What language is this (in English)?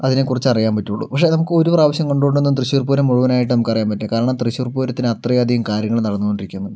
Malayalam